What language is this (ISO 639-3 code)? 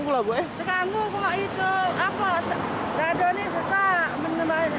ind